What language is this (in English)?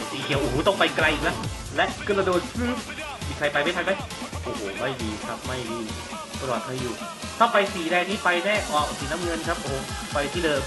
Thai